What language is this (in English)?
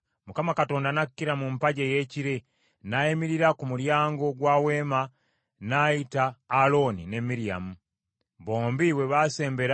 Ganda